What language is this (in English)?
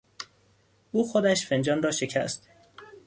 Persian